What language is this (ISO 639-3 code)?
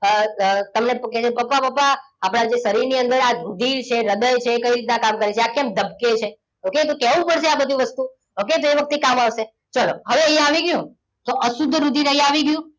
guj